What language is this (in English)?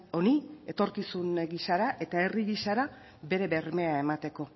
Basque